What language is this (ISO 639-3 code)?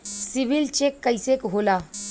bho